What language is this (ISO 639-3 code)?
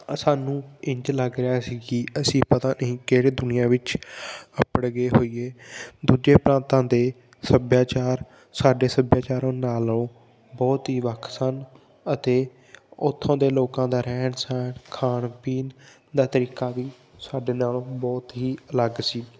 pan